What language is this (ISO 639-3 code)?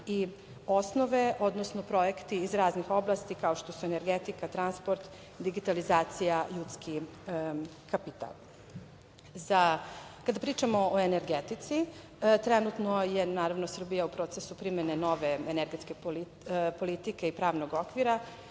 srp